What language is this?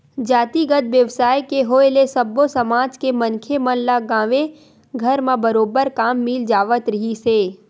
Chhattisgarhi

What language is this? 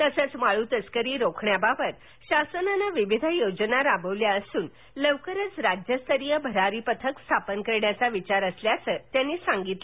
Marathi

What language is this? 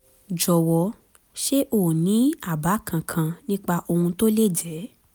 Yoruba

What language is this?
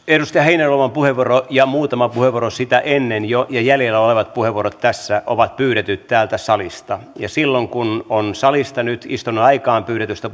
Finnish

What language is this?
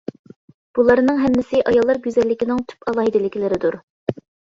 Uyghur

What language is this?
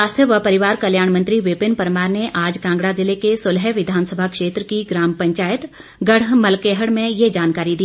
Hindi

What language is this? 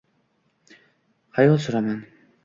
Uzbek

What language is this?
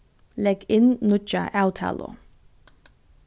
Faroese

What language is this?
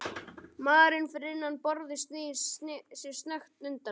Icelandic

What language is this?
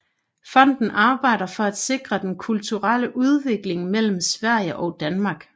Danish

